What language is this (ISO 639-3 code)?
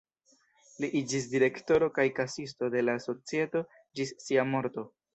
epo